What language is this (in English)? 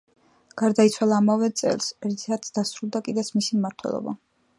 Georgian